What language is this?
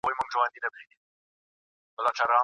Pashto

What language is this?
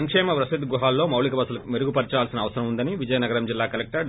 Telugu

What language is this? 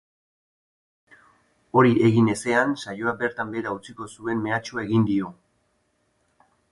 Basque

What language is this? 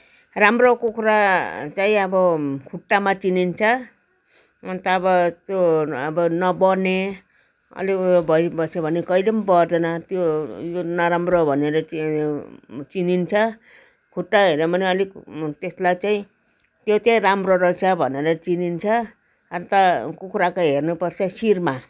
Nepali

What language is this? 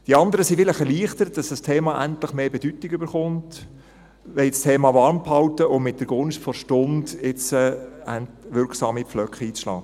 Swiss German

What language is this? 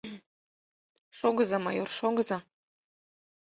Mari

